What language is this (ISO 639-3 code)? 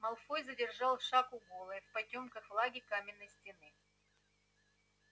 rus